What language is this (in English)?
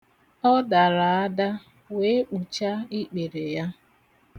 Igbo